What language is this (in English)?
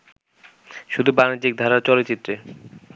Bangla